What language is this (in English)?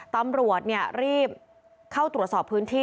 Thai